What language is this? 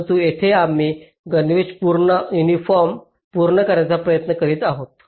Marathi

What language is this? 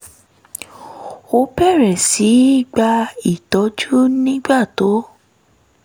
Yoruba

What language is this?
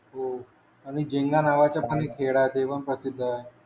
Marathi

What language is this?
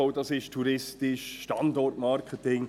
Swiss German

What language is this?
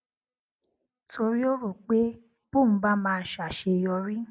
Yoruba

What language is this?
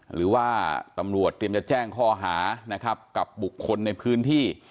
Thai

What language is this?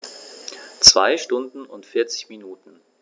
German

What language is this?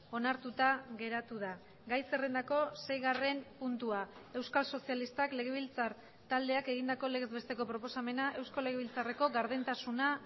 Basque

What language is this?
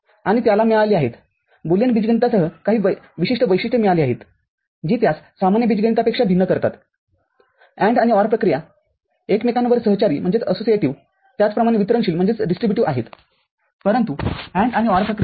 Marathi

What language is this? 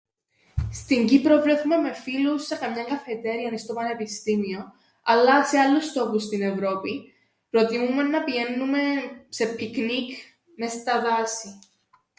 Greek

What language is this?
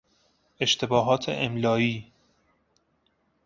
Persian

